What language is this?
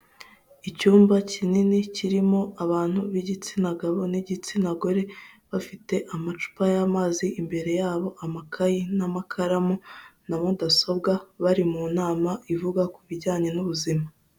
Kinyarwanda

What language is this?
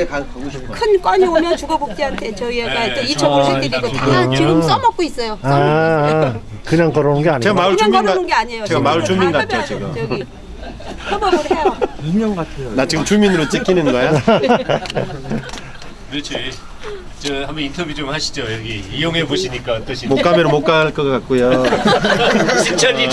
Korean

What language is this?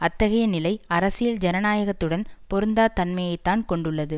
Tamil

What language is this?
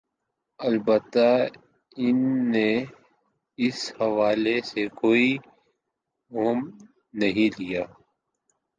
Urdu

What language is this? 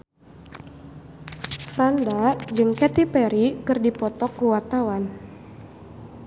Sundanese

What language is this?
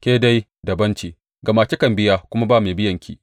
Hausa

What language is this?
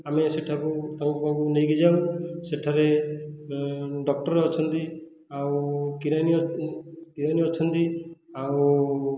Odia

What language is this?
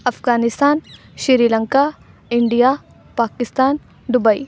Punjabi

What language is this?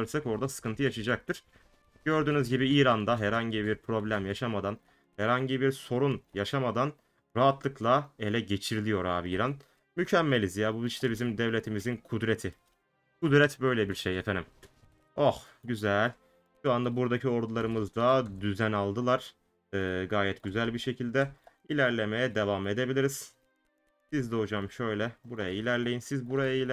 Turkish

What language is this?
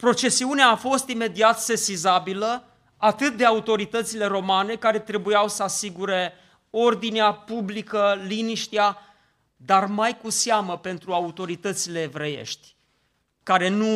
Romanian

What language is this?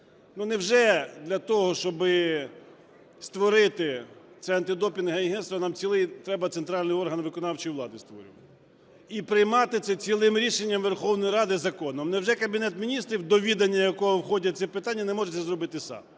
Ukrainian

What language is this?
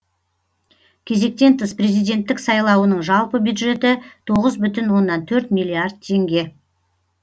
Kazakh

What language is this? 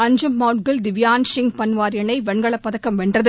Tamil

